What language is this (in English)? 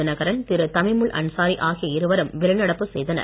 Tamil